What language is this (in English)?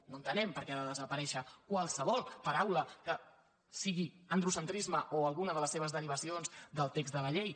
Catalan